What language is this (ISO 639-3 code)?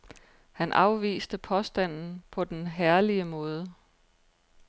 dan